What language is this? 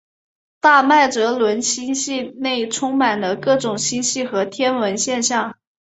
Chinese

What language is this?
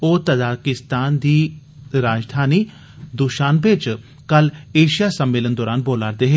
Dogri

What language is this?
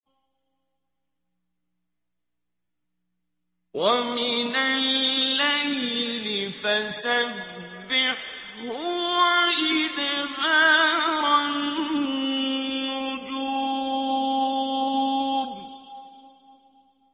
Arabic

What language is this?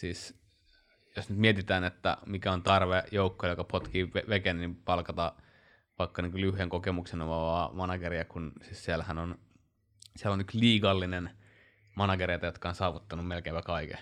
Finnish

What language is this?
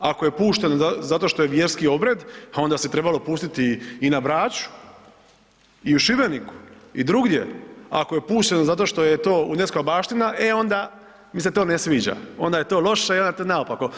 Croatian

